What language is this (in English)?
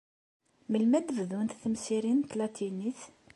Kabyle